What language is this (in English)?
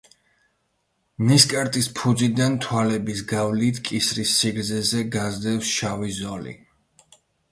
Georgian